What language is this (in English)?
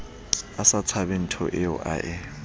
Southern Sotho